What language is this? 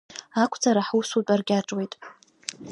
Abkhazian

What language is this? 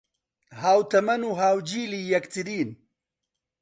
Central Kurdish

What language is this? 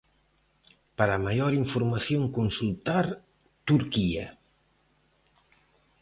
Galician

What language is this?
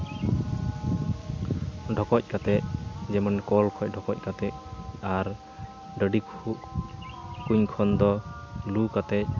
Santali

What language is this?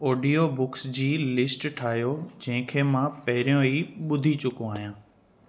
Sindhi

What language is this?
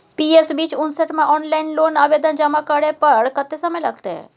Maithili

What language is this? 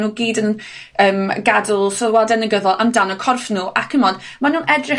Welsh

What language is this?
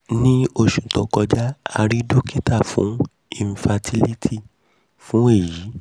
Yoruba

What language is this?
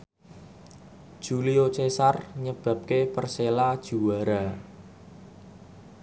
Javanese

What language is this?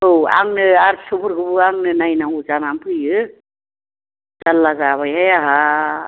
Bodo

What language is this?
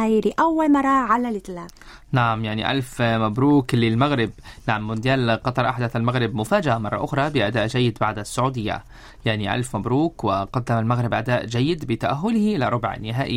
Arabic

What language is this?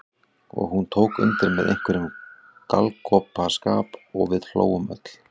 Icelandic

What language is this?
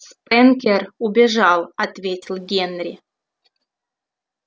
Russian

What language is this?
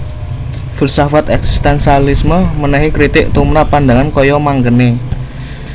Javanese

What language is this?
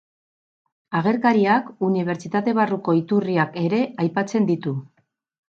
Basque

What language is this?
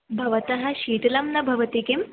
Sanskrit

